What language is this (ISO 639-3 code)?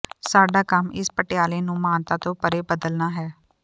pan